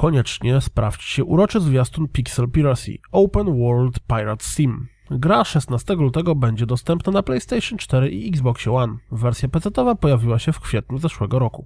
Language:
Polish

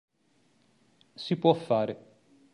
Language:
Italian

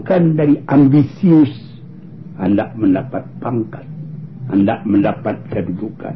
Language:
Malay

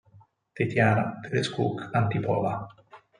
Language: Italian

